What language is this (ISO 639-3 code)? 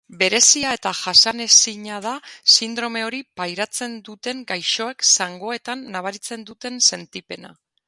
eus